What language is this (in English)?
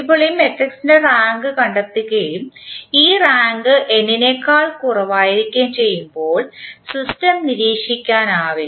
Malayalam